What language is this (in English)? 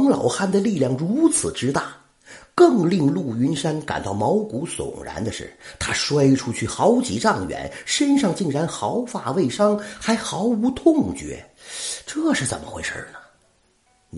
Chinese